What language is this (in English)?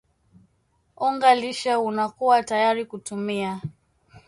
Swahili